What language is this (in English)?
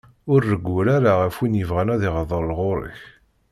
Kabyle